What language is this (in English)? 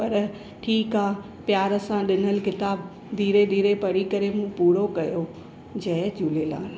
Sindhi